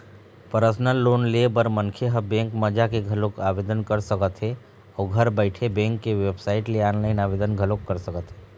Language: Chhattisgarhi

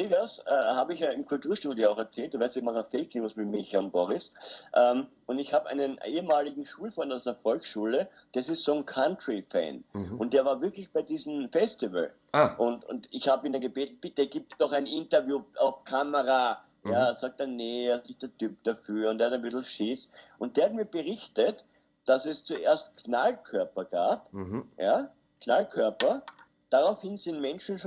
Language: German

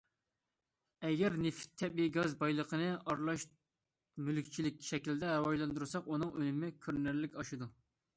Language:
Uyghur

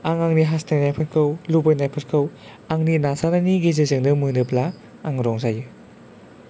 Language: Bodo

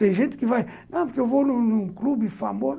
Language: Portuguese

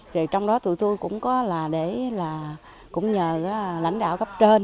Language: Vietnamese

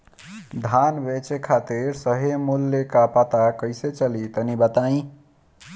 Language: Bhojpuri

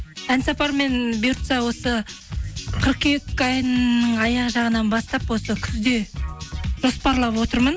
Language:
Kazakh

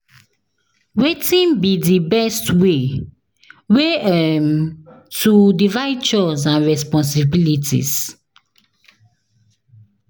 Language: Nigerian Pidgin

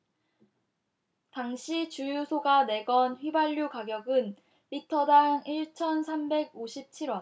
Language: Korean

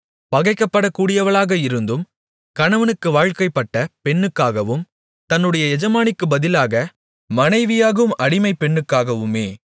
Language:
Tamil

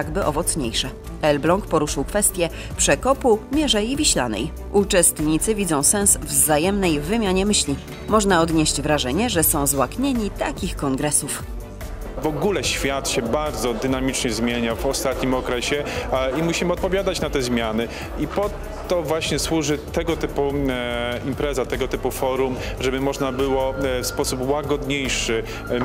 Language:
Polish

